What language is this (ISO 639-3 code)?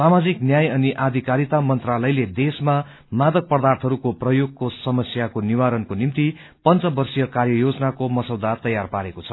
nep